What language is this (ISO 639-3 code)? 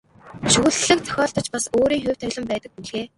mon